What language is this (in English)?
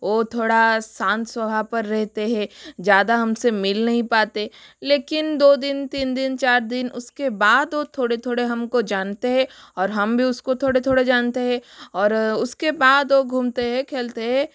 Hindi